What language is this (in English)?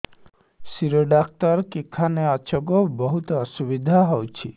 Odia